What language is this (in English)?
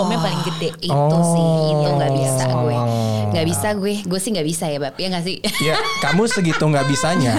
Indonesian